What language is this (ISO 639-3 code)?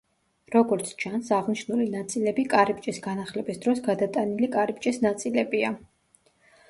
kat